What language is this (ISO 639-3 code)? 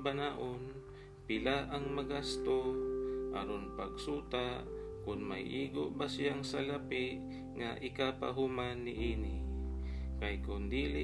fil